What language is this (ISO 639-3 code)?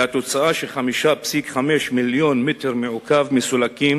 heb